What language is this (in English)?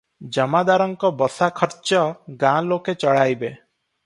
Odia